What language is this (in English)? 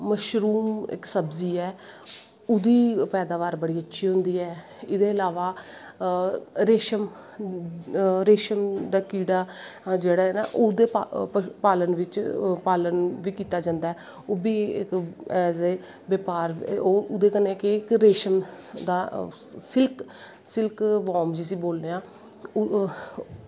Dogri